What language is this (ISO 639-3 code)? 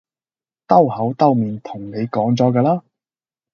yue